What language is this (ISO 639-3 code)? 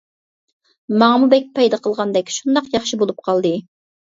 uig